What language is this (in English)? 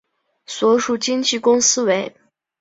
Chinese